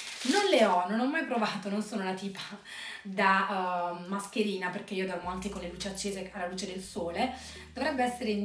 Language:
Italian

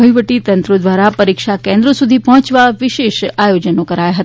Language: Gujarati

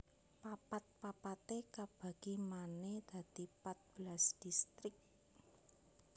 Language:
Javanese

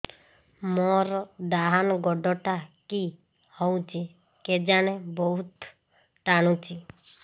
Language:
Odia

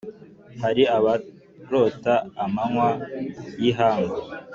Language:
Kinyarwanda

